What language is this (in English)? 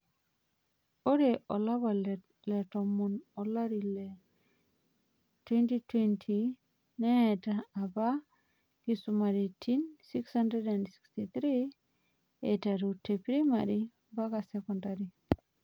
Masai